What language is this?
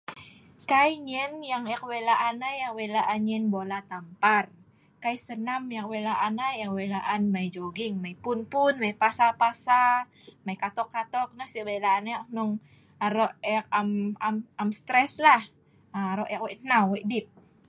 Sa'ban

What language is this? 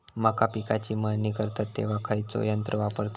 Marathi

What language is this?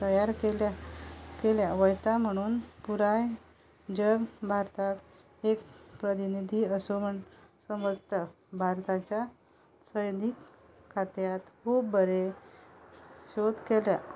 Konkani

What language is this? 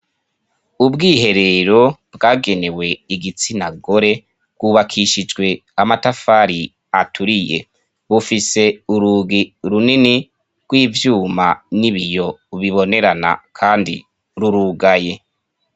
Rundi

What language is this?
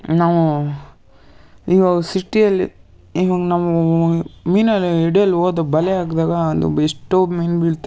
Kannada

